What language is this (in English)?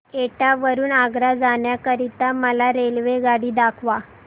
Marathi